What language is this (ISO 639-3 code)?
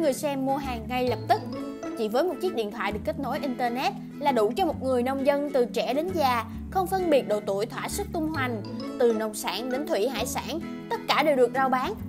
vie